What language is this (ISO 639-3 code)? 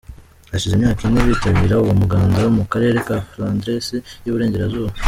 kin